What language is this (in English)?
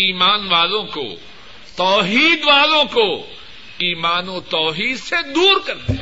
Urdu